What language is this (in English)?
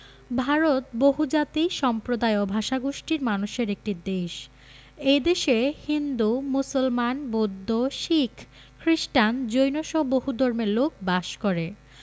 Bangla